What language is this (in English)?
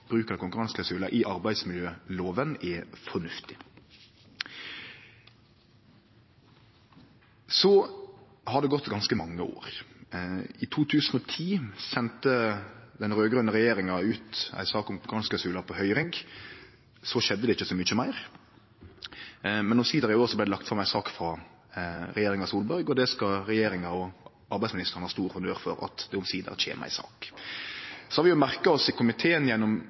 Norwegian Nynorsk